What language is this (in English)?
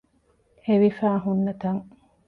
Divehi